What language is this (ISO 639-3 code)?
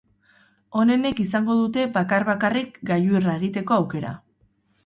eus